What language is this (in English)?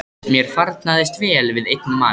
Icelandic